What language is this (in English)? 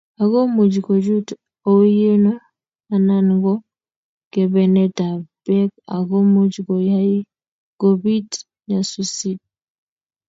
Kalenjin